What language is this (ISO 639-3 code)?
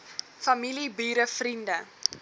afr